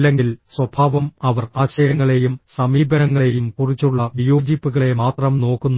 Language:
Malayalam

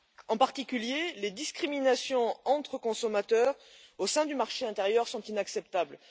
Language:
French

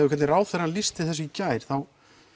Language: Icelandic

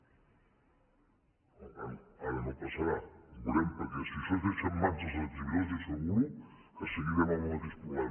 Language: Catalan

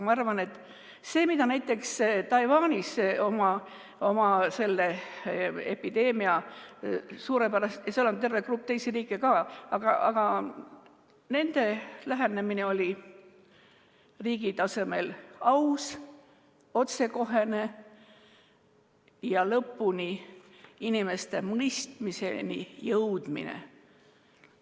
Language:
Estonian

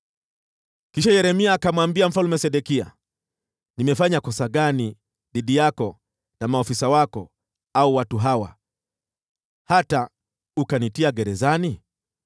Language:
Swahili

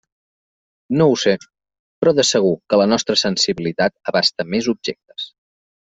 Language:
Catalan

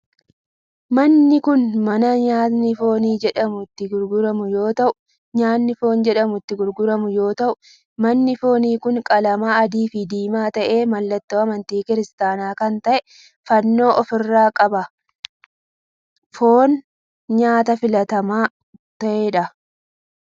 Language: Oromo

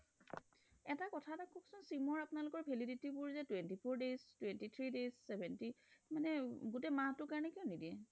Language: Assamese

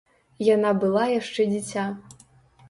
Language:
Belarusian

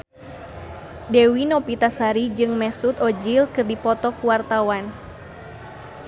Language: Sundanese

